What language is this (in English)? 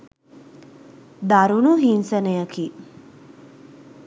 Sinhala